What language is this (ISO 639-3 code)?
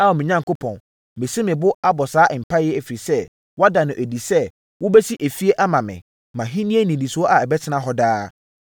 aka